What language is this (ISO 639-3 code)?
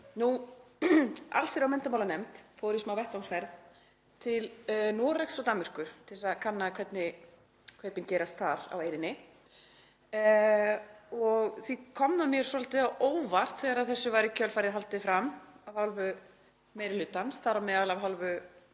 isl